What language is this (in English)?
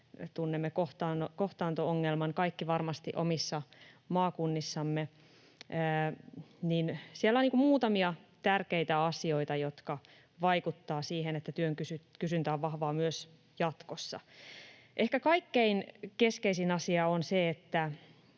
Finnish